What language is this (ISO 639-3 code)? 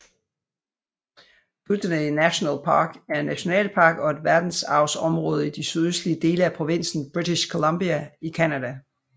dan